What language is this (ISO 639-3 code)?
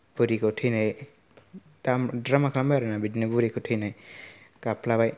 brx